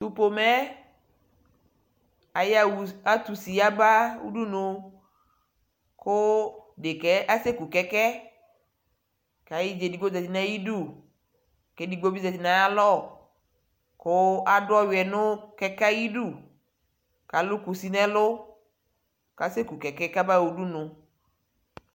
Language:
Ikposo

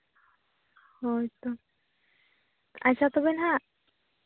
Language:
Santali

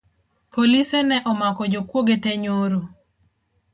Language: Luo (Kenya and Tanzania)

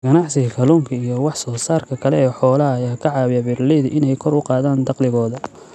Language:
Somali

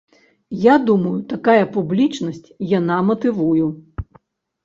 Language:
Belarusian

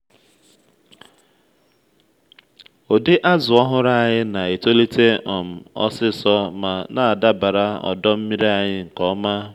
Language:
Igbo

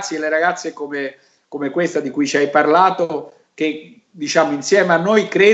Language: Italian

